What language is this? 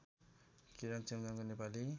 Nepali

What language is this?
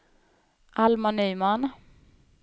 Swedish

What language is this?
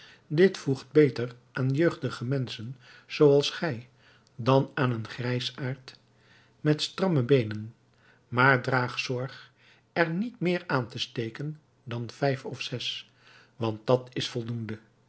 Dutch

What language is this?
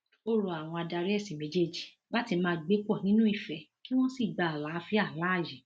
Yoruba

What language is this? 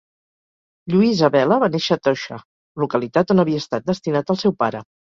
Catalan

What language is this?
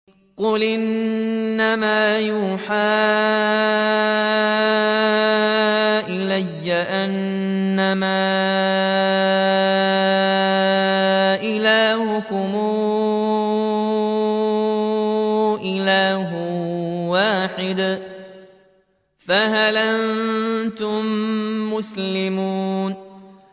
Arabic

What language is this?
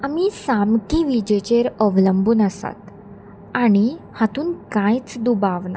Konkani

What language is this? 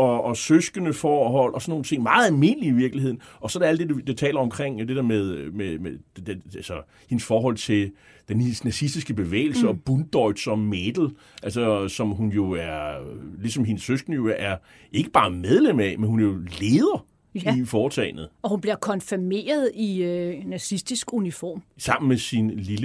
Danish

